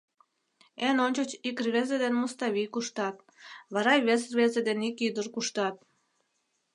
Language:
Mari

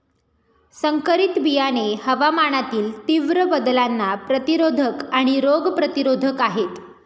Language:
Marathi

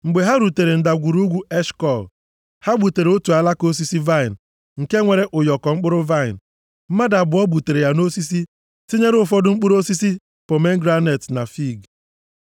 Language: Igbo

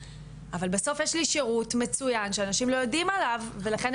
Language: Hebrew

